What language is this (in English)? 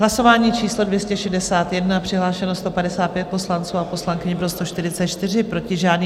Czech